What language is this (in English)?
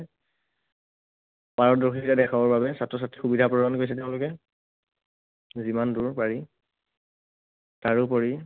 Assamese